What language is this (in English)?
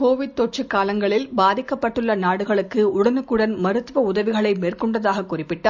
Tamil